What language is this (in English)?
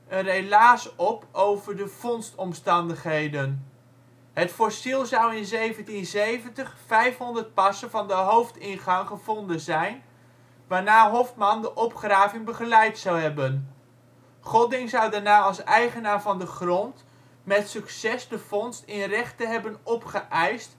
Dutch